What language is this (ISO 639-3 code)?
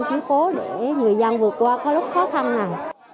vie